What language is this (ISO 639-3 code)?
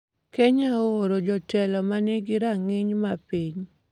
luo